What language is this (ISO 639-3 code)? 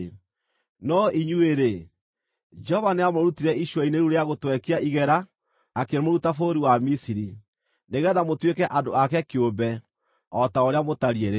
kik